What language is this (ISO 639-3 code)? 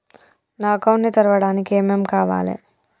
tel